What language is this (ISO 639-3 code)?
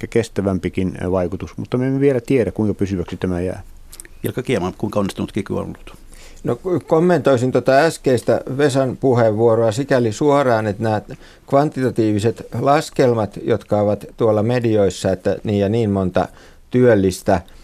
fin